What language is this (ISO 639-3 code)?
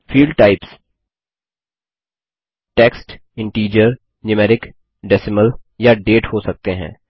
hin